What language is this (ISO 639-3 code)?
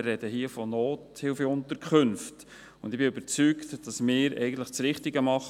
gsw